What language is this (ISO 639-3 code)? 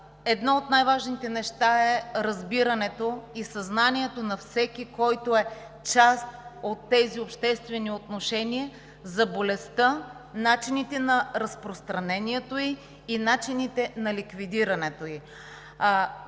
bul